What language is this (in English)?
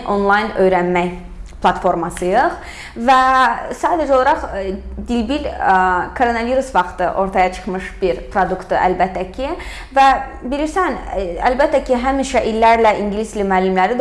Turkish